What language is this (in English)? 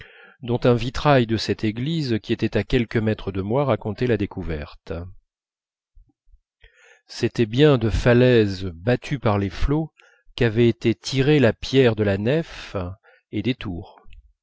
French